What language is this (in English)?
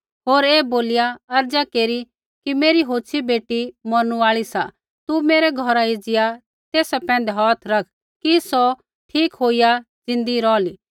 Kullu Pahari